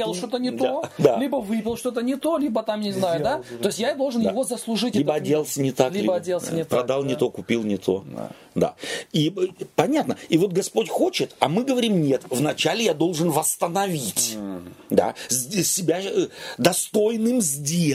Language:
Russian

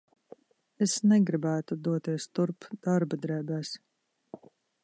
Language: Latvian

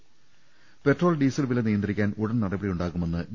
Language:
Malayalam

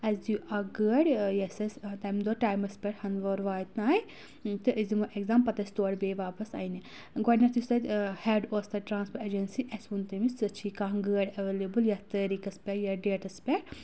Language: Kashmiri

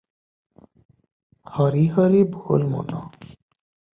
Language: Odia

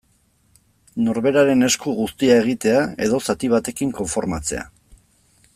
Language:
Basque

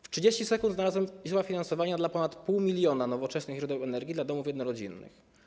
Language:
Polish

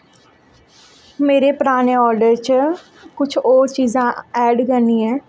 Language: Dogri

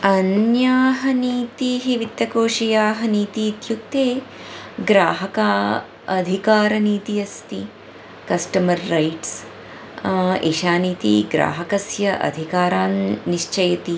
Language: Sanskrit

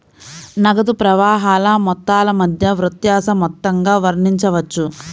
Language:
Telugu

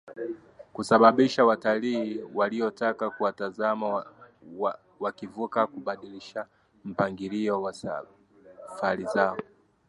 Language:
Swahili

